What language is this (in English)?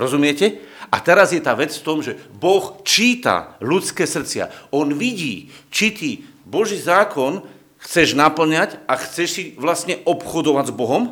Slovak